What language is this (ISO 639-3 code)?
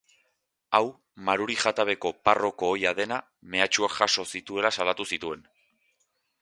eus